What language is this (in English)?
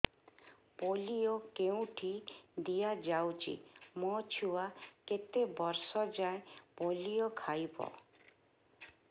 Odia